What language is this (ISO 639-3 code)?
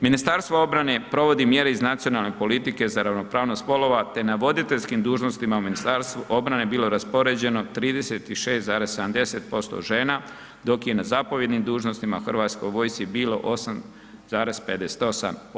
hrv